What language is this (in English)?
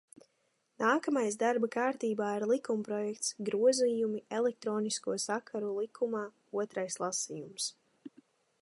Latvian